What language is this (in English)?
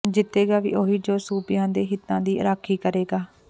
Punjabi